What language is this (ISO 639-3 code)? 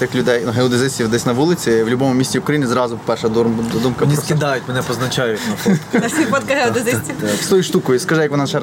ukr